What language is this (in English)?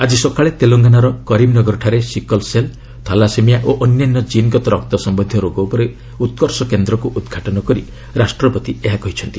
Odia